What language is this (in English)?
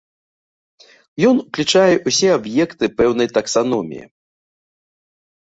Belarusian